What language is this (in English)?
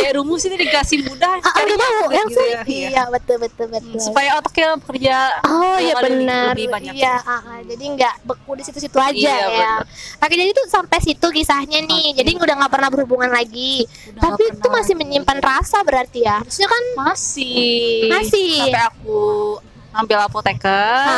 Indonesian